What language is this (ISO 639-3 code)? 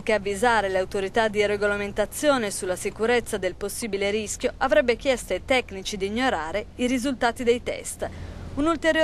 ita